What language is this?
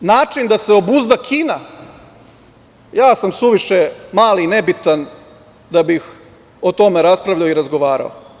Serbian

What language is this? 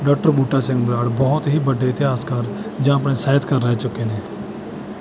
Punjabi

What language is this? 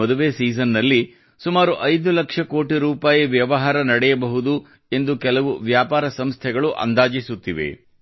Kannada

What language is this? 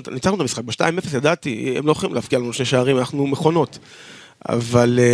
Hebrew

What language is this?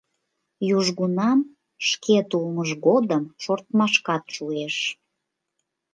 Mari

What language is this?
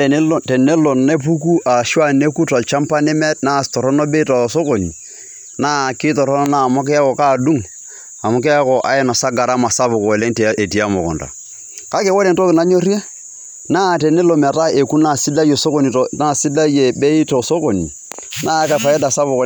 Masai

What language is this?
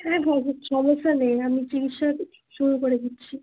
Bangla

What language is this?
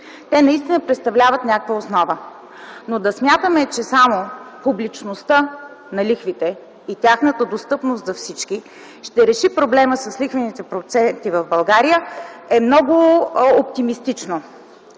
Bulgarian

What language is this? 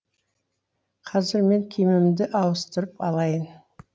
Kazakh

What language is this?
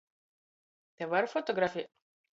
Latgalian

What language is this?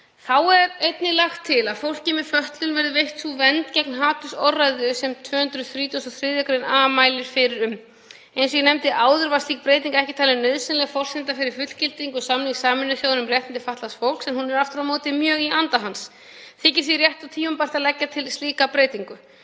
Icelandic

